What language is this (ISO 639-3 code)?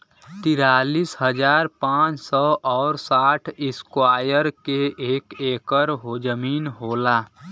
bho